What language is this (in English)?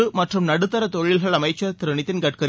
Tamil